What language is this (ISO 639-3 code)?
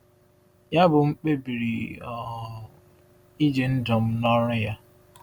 ibo